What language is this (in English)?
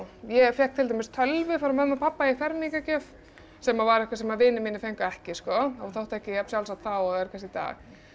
Icelandic